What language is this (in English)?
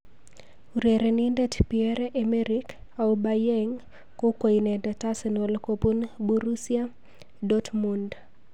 Kalenjin